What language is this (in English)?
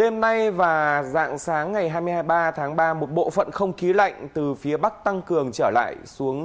Vietnamese